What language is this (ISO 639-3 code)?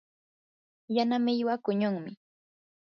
qur